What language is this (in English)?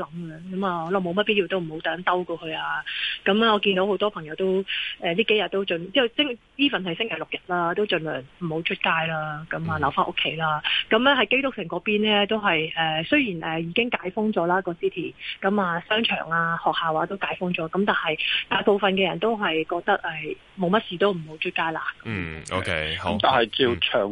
Chinese